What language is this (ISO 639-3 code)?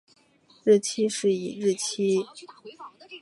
zho